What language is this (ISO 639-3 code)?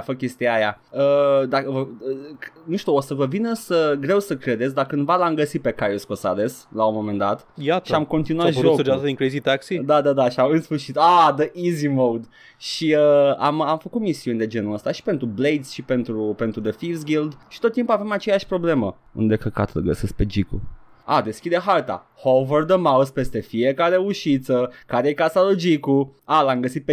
ron